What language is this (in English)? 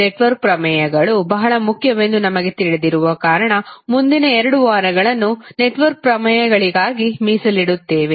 Kannada